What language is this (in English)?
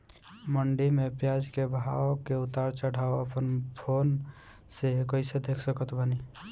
Bhojpuri